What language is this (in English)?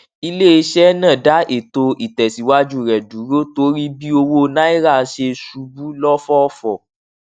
Yoruba